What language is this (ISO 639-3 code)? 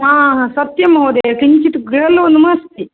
san